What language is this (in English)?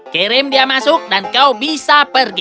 Indonesian